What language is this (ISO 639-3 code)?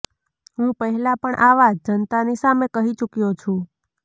guj